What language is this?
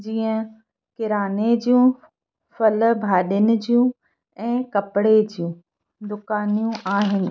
Sindhi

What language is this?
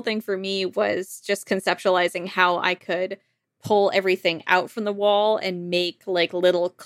English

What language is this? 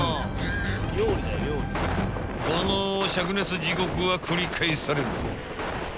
Japanese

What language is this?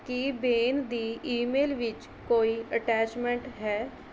Punjabi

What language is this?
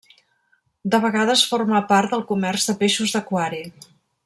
Catalan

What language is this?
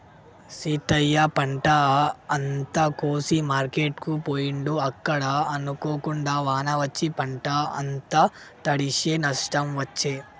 Telugu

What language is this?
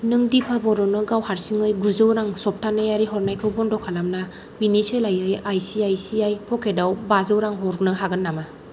Bodo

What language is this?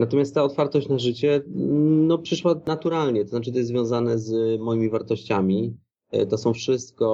Polish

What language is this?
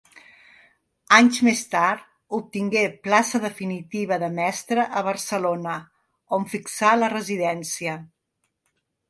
Catalan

